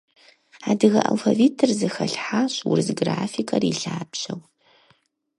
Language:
Kabardian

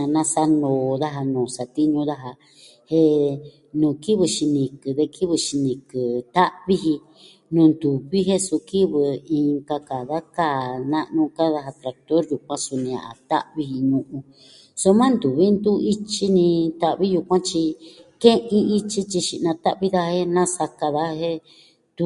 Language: Southwestern Tlaxiaco Mixtec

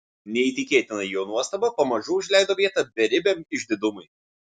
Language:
Lithuanian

